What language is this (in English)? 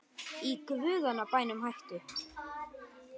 Icelandic